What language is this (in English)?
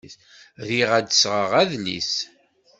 Kabyle